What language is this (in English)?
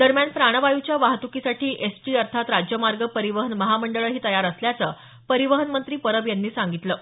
Marathi